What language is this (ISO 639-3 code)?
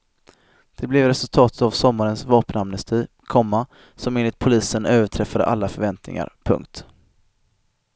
swe